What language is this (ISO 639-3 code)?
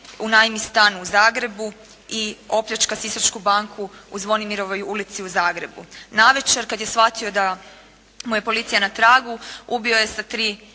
hrv